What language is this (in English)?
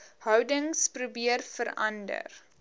Afrikaans